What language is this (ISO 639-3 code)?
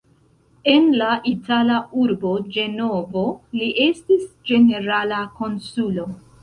epo